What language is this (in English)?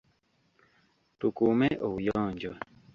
Ganda